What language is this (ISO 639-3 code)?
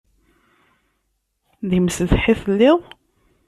kab